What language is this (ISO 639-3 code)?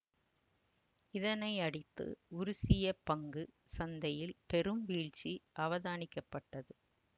tam